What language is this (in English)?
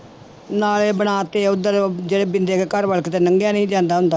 Punjabi